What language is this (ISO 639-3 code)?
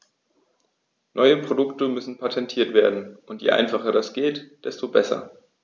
deu